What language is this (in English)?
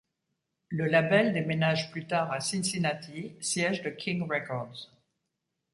French